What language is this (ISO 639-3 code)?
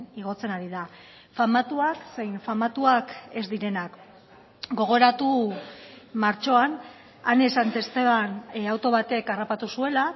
eus